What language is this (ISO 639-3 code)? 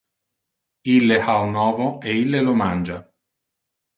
ina